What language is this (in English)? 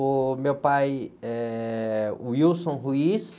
Portuguese